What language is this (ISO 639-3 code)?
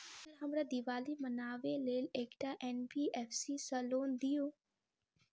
mai